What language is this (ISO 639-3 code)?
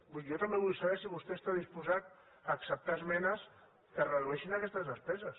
cat